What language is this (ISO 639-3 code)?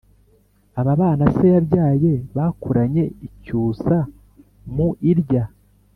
kin